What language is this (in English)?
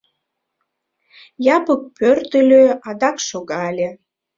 Mari